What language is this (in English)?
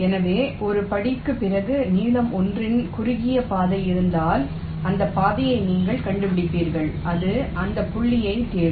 Tamil